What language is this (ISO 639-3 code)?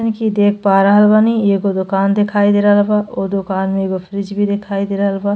bho